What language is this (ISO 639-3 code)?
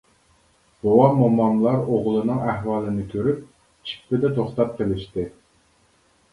uig